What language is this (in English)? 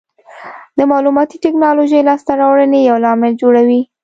Pashto